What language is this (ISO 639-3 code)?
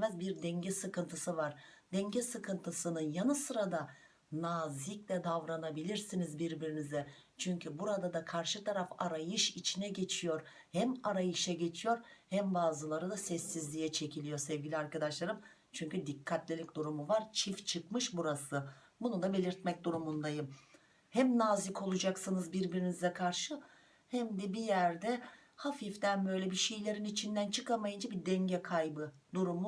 tur